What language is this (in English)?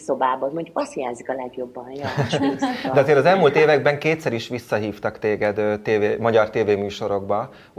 Hungarian